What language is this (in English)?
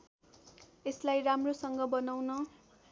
Nepali